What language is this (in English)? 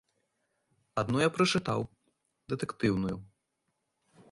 Belarusian